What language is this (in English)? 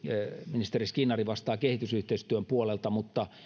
Finnish